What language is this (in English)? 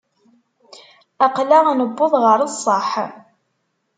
Kabyle